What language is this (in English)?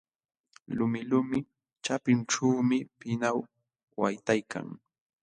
Jauja Wanca Quechua